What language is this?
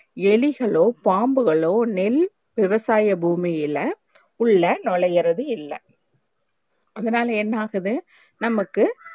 Tamil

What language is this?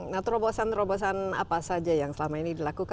Indonesian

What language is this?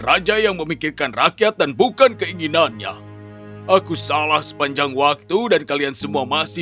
Indonesian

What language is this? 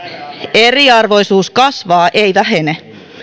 Finnish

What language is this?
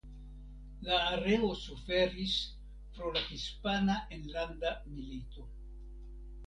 Esperanto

